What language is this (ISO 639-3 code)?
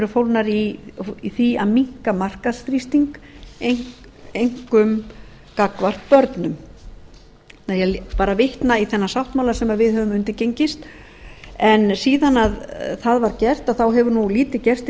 isl